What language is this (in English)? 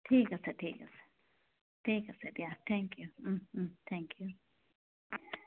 Assamese